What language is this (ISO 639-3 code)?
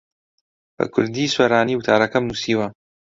ckb